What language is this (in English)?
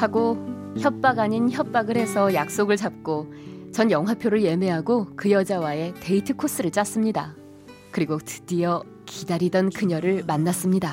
Korean